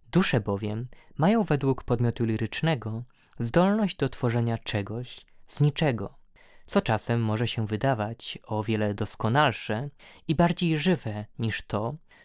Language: Polish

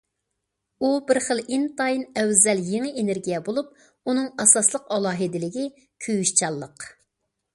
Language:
Uyghur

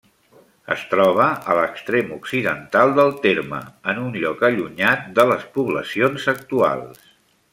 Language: Catalan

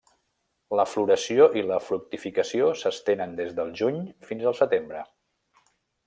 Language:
Catalan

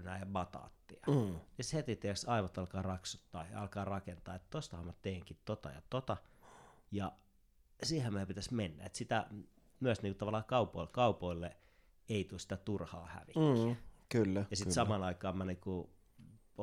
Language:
Finnish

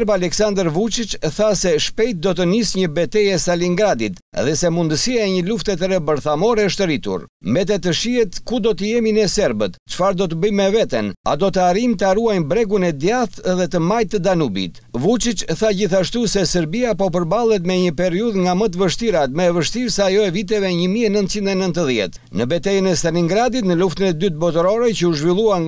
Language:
Romanian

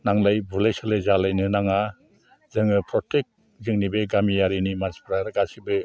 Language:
Bodo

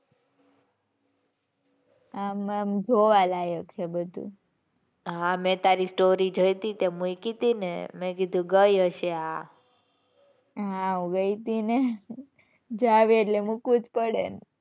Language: Gujarati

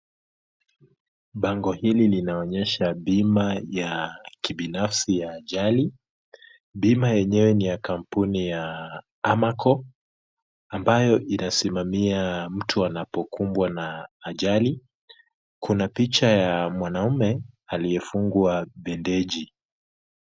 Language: Swahili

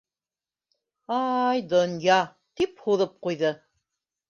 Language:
Bashkir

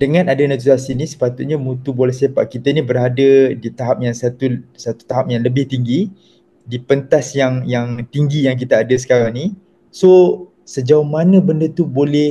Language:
Malay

